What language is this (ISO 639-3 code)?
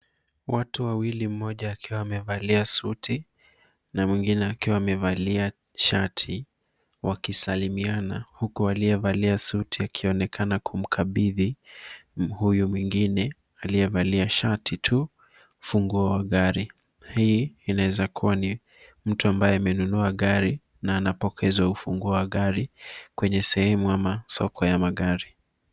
swa